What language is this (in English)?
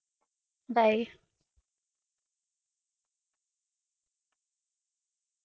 Punjabi